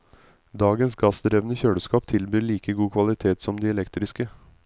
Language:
Norwegian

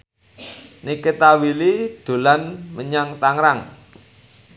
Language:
Javanese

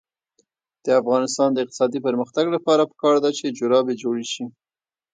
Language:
Pashto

